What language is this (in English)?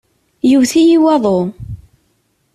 Kabyle